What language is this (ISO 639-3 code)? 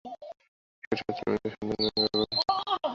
ben